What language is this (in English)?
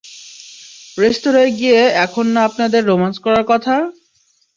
Bangla